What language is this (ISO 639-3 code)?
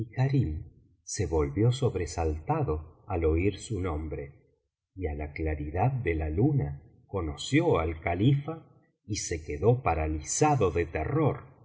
spa